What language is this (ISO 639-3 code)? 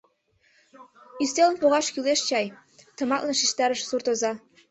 chm